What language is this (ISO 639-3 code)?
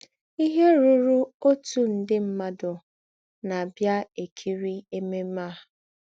ibo